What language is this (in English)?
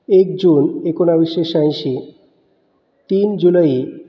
Marathi